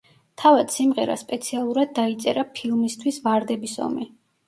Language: Georgian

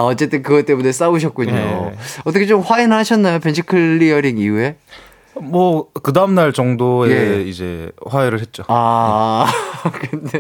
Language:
Korean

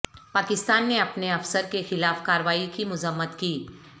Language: Urdu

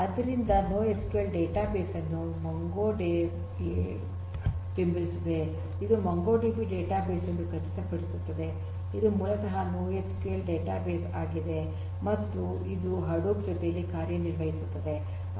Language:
Kannada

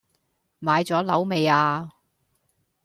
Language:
Cantonese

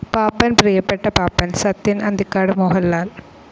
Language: Malayalam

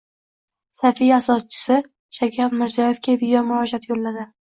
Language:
Uzbek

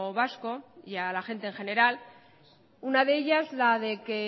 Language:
Spanish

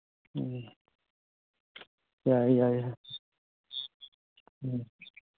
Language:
Manipuri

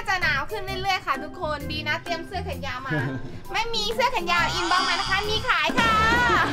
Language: Thai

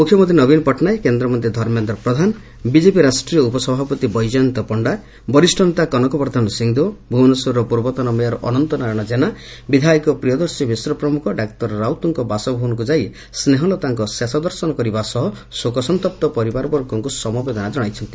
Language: Odia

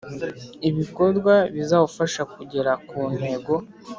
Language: Kinyarwanda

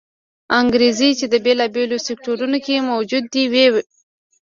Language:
Pashto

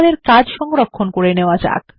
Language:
Bangla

